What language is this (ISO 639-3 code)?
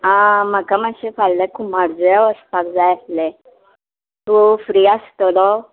kok